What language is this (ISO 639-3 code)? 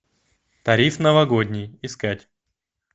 rus